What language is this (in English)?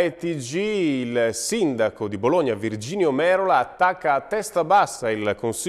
Italian